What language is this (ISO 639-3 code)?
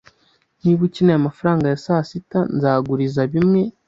kin